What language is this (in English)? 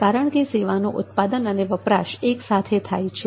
Gujarati